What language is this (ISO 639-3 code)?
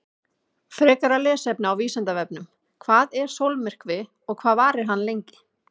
isl